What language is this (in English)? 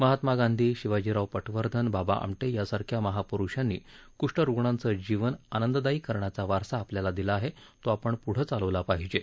Marathi